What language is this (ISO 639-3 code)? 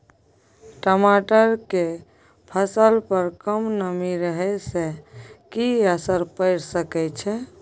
mai